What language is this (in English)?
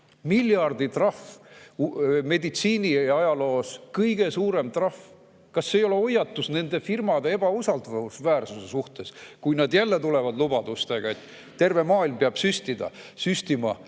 Estonian